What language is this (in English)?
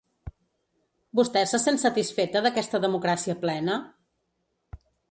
Catalan